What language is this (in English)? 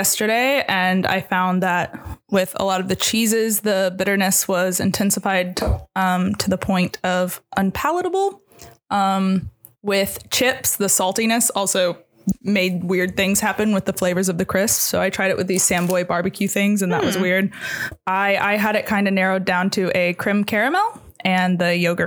English